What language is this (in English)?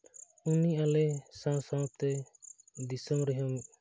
Santali